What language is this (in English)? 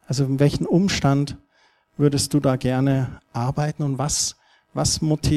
German